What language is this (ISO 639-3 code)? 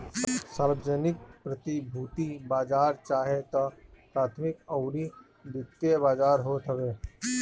bho